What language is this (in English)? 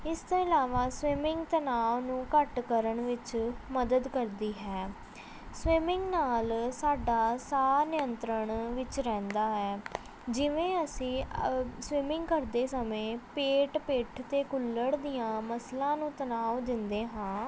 Punjabi